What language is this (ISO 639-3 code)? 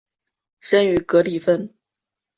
zho